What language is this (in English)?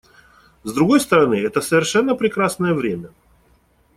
Russian